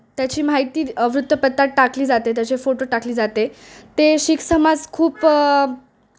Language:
Marathi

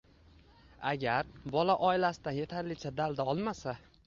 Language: Uzbek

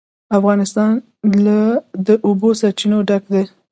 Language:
Pashto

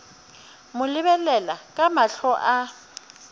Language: Northern Sotho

